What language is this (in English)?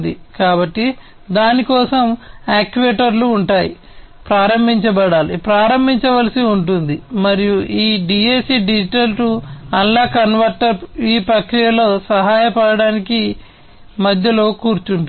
Telugu